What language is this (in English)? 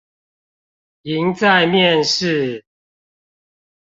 Chinese